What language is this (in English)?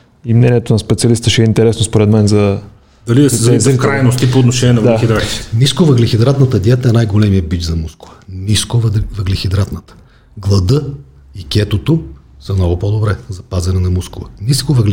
Bulgarian